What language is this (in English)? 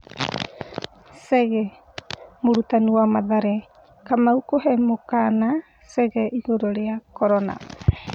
Kikuyu